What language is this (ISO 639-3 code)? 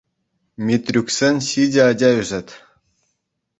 chv